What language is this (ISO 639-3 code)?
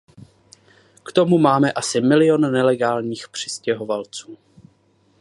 ces